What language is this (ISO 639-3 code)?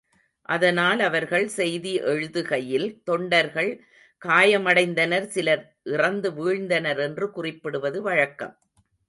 tam